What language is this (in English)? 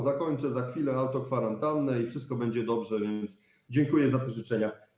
Polish